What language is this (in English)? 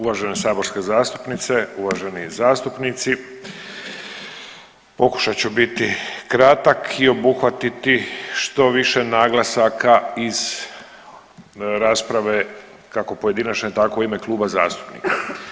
Croatian